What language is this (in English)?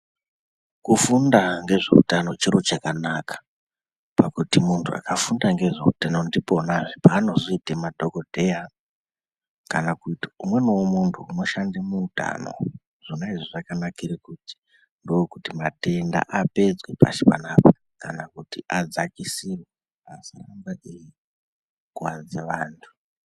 Ndau